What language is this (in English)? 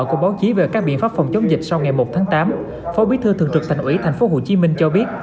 Vietnamese